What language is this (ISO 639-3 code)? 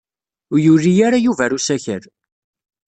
kab